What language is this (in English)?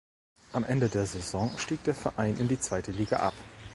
German